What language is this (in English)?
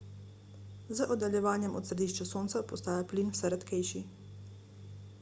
Slovenian